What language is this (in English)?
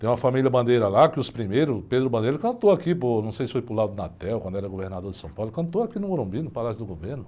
Portuguese